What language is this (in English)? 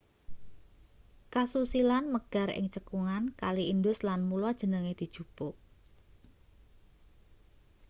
Javanese